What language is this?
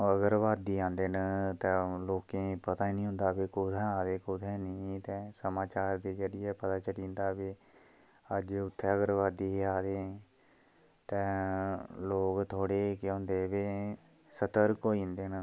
Dogri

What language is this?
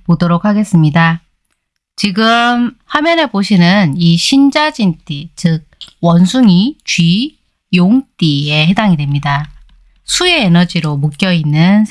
Korean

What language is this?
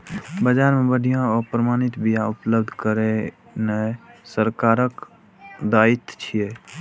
Maithili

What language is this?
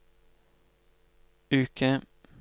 Norwegian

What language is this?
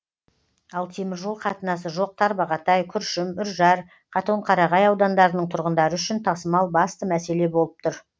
Kazakh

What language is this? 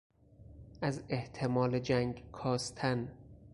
Persian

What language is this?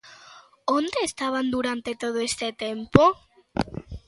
Galician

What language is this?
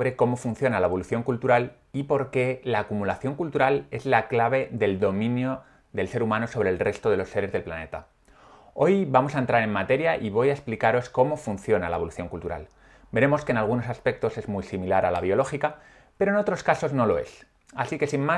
Spanish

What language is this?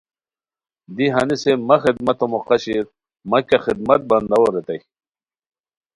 Khowar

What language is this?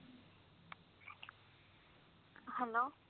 Punjabi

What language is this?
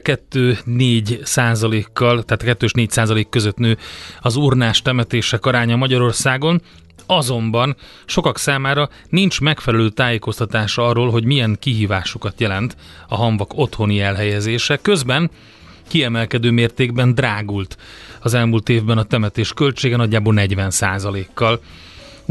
Hungarian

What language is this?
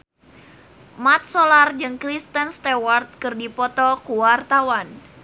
Sundanese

